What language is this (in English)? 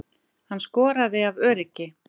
Icelandic